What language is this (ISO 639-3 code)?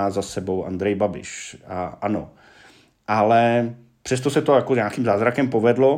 ces